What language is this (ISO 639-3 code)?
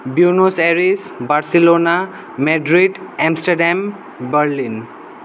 nep